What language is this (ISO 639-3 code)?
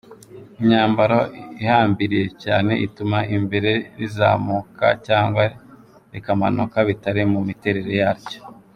kin